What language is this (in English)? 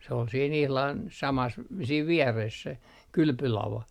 Finnish